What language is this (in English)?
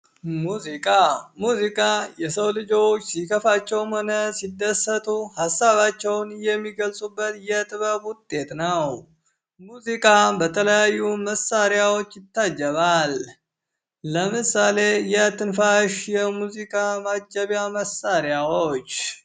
Amharic